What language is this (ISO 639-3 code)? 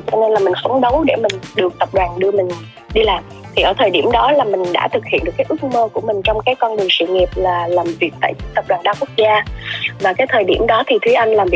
vie